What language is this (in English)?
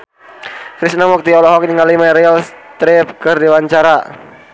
Sundanese